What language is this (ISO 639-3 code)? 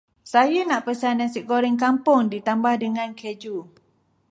msa